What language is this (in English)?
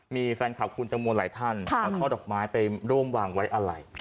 Thai